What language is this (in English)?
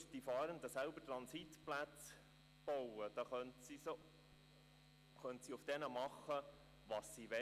Swiss German